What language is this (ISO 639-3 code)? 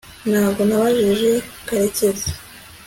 kin